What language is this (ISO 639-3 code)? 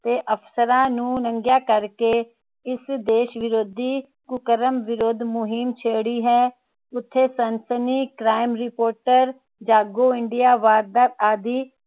pan